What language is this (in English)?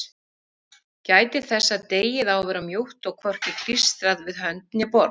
Icelandic